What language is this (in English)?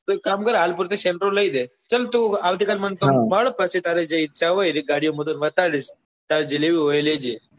Gujarati